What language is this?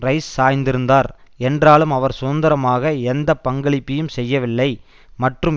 Tamil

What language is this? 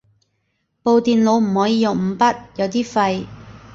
Cantonese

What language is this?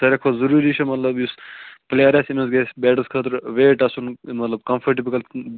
Kashmiri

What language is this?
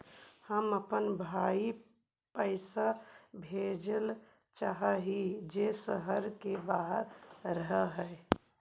Magahi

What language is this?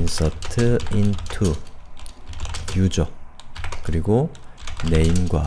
Korean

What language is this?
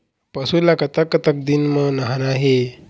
Chhattisgarhi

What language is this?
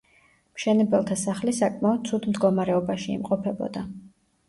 Georgian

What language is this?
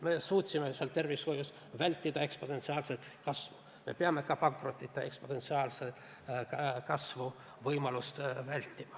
Estonian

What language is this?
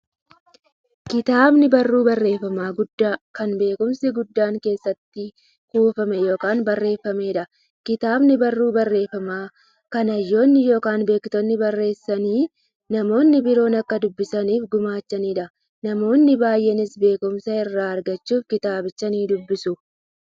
Oromo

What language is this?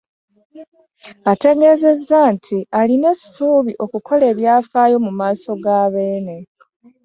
Ganda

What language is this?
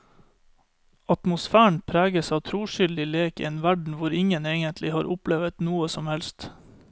Norwegian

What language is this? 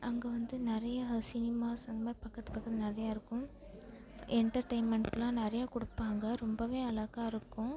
Tamil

